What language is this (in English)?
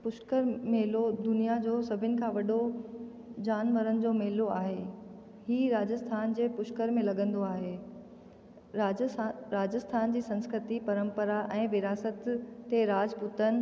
Sindhi